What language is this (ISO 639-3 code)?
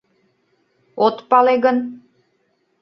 chm